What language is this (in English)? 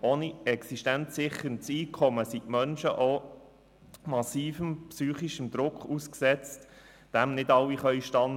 Swiss German